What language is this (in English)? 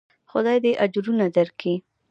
Pashto